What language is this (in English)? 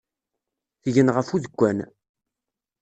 Kabyle